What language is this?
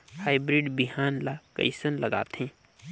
Chhattisgarhi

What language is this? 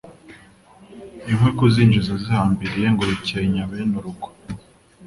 Kinyarwanda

